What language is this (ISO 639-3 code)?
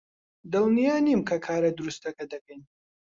ckb